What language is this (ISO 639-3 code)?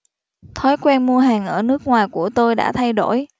vie